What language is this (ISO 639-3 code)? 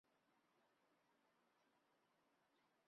zho